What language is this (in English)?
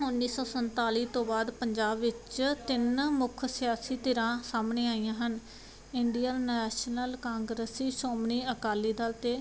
Punjabi